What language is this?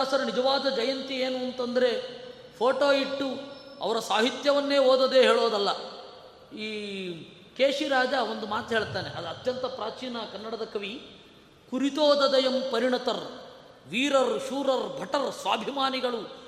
Kannada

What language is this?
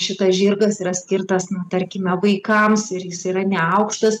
Lithuanian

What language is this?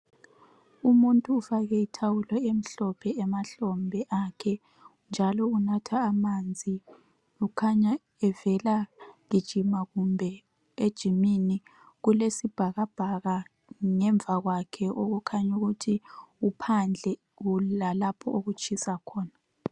North Ndebele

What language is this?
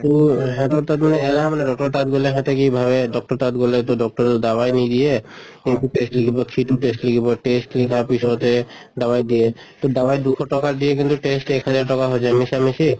Assamese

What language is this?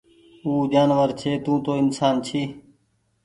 Goaria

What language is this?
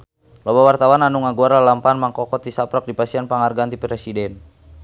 Sundanese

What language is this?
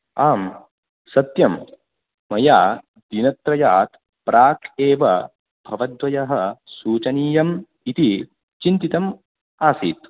Sanskrit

